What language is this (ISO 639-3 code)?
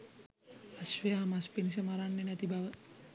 sin